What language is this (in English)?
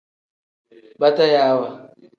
Tem